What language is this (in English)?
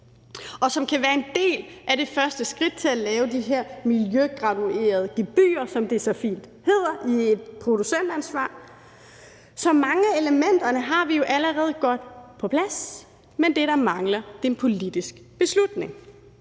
Danish